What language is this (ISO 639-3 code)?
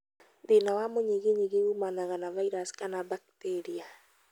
kik